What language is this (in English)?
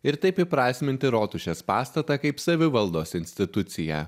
Lithuanian